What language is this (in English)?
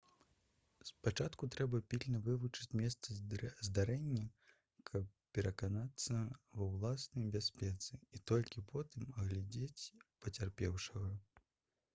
Belarusian